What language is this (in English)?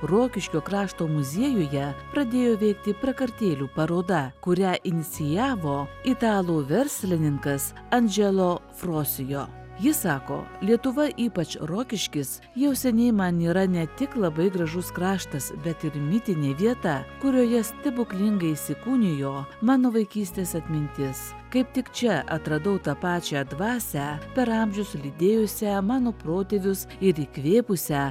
Lithuanian